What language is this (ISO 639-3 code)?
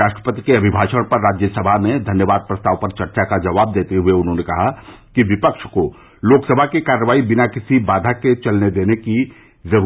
hin